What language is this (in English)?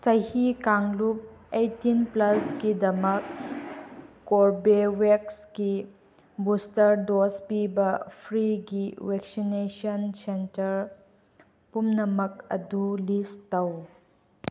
Manipuri